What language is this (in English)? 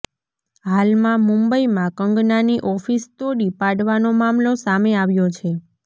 Gujarati